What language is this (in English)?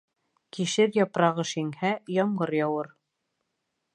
Bashkir